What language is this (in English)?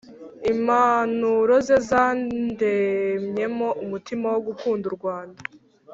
Kinyarwanda